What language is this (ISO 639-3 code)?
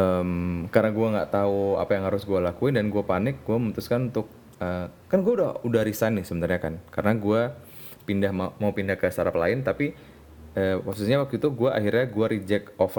ind